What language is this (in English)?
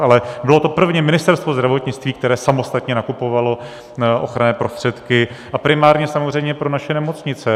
Czech